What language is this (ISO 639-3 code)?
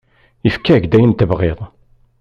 kab